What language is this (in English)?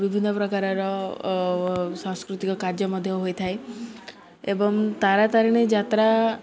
Odia